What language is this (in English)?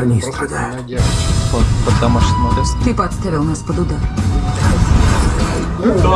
Russian